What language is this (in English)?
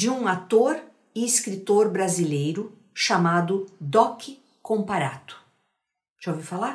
Portuguese